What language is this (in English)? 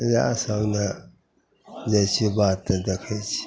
Maithili